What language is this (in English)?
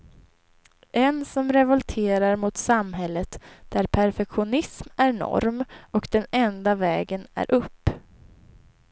Swedish